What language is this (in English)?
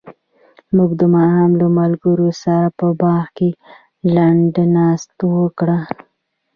Pashto